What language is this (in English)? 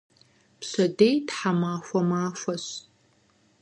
Kabardian